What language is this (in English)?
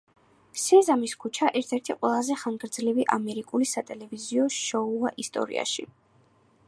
Georgian